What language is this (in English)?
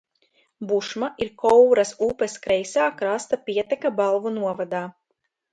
Latvian